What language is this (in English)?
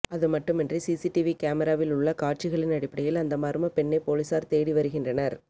Tamil